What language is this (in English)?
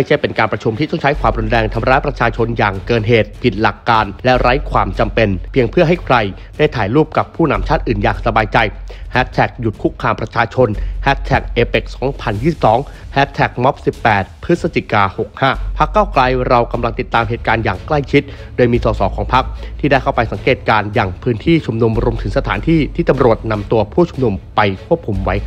Thai